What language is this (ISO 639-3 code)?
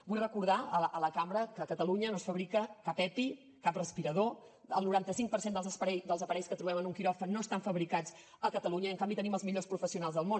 cat